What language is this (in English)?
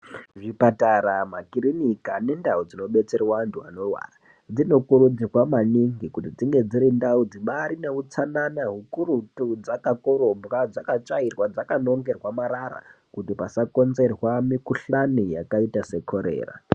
Ndau